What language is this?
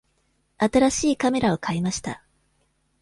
Japanese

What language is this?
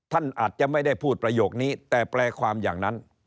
Thai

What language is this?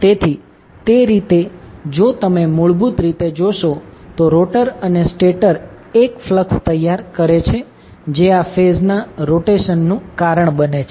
Gujarati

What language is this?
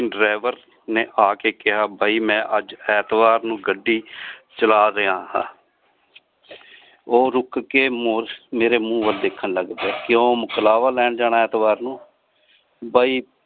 Punjabi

